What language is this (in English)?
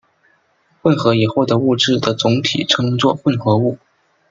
Chinese